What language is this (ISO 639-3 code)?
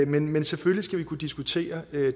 dan